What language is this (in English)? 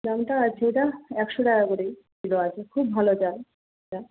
Bangla